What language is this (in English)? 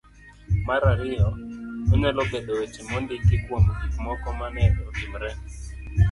Luo (Kenya and Tanzania)